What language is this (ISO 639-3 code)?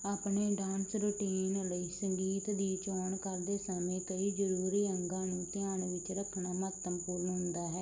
pan